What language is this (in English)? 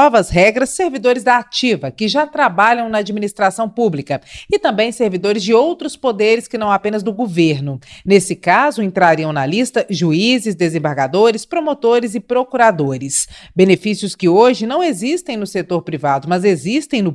Portuguese